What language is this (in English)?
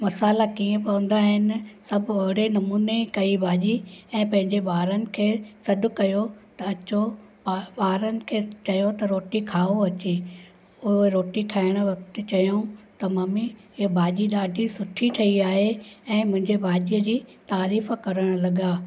Sindhi